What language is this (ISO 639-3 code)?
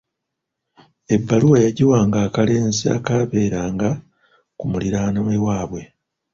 lug